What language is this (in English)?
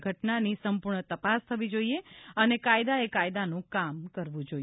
Gujarati